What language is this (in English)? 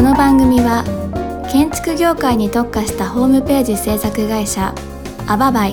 Japanese